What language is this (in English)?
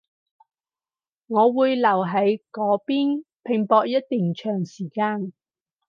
Cantonese